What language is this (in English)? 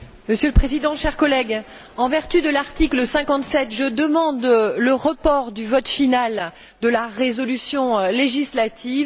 French